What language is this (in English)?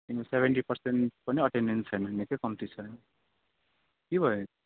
Nepali